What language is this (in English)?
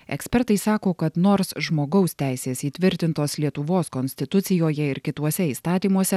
Lithuanian